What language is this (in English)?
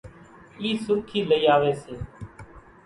Kachi Koli